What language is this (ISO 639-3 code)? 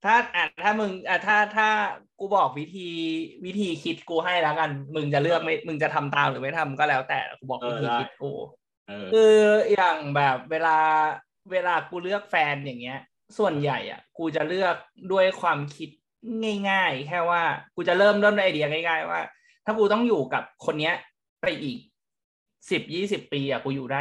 tha